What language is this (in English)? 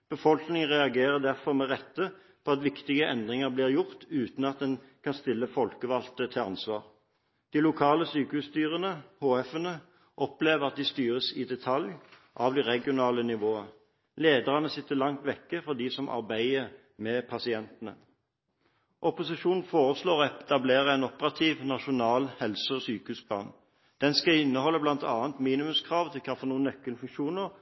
Norwegian Bokmål